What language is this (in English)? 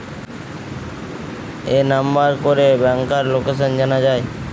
Bangla